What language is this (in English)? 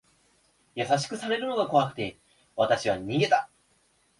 Japanese